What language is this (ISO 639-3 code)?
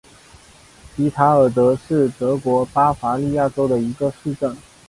zho